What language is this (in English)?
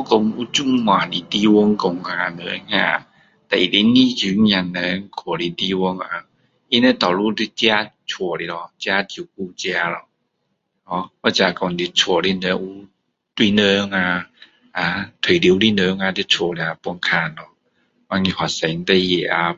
Min Dong Chinese